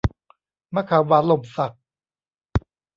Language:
Thai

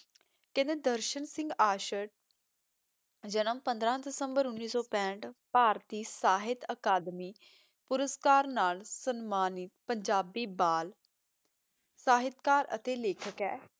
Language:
Punjabi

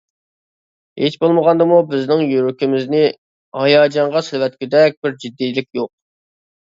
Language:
Uyghur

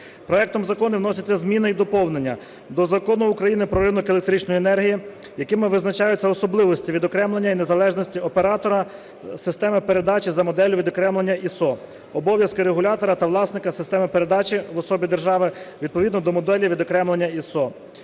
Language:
Ukrainian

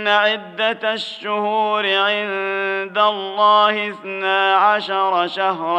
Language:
Arabic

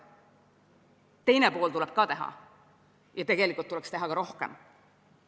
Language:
Estonian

